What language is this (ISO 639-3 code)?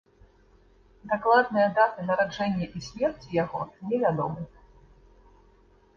bel